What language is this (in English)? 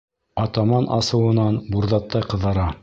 Bashkir